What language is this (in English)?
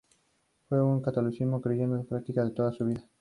Spanish